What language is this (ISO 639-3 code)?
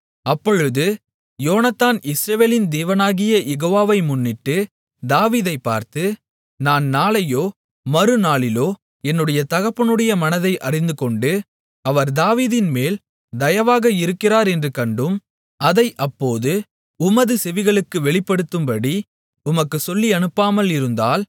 tam